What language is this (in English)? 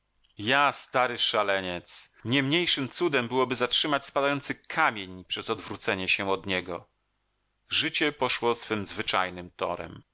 Polish